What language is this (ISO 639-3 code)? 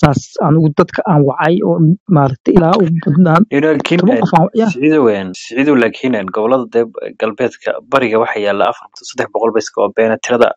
ara